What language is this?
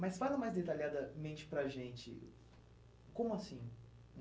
Portuguese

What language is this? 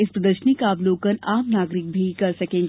Hindi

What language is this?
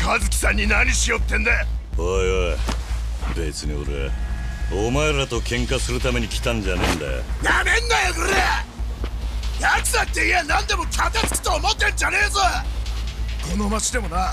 Japanese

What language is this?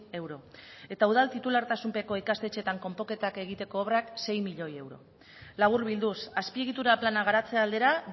Basque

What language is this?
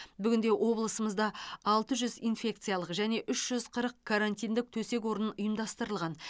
Kazakh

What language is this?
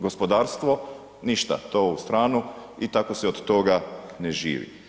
Croatian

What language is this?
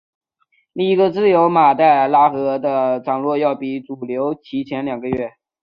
Chinese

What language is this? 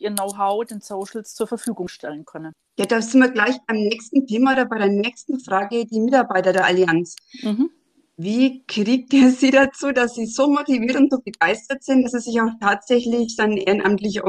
German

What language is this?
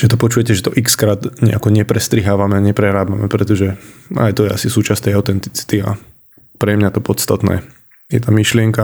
Slovak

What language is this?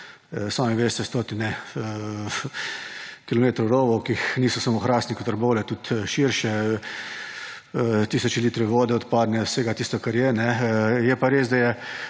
Slovenian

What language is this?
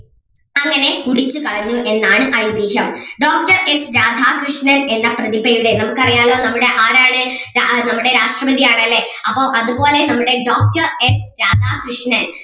Malayalam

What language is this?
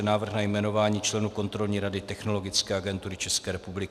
Czech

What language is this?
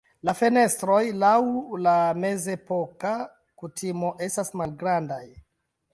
Esperanto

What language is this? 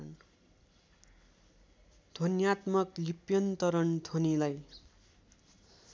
Nepali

